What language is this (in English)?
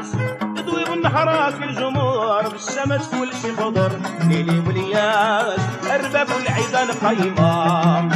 Arabic